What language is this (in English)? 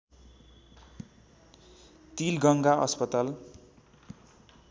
Nepali